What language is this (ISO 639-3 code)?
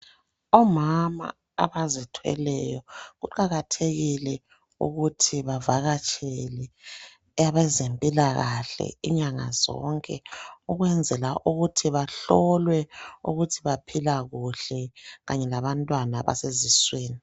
nde